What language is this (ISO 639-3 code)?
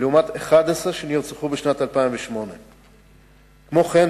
heb